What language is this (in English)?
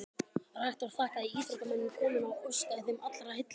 Icelandic